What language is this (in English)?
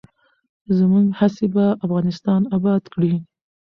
Pashto